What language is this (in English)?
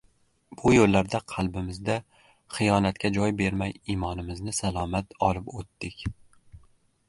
Uzbek